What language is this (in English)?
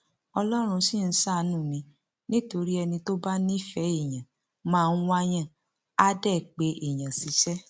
Yoruba